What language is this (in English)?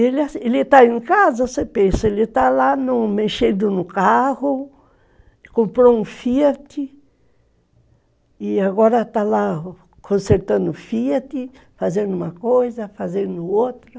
Portuguese